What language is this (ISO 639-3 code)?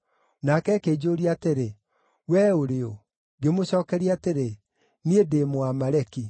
kik